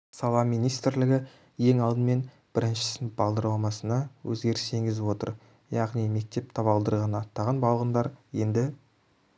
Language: Kazakh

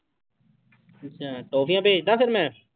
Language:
Punjabi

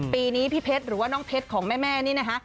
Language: Thai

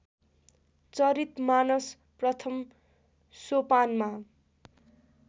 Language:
Nepali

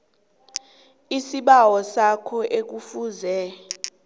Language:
South Ndebele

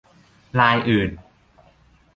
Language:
Thai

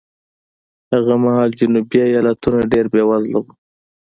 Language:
Pashto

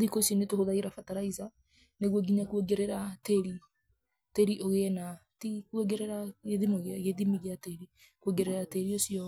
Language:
Kikuyu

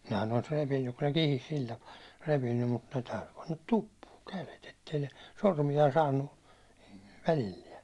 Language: Finnish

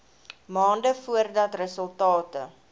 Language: Afrikaans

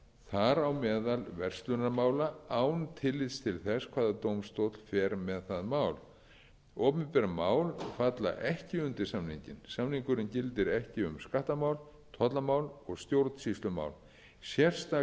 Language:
Icelandic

